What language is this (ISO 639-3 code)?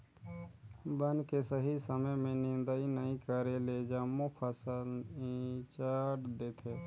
hne